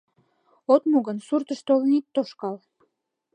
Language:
Mari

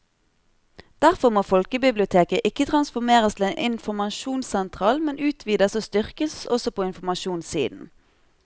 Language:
Norwegian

